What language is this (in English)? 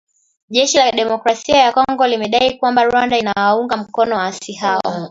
Swahili